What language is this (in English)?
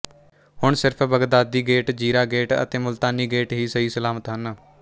Punjabi